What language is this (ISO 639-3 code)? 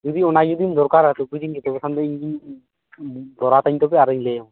sat